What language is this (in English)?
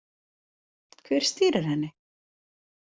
Icelandic